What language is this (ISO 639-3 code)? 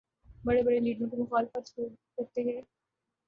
urd